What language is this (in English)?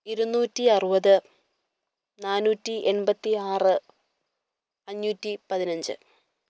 Malayalam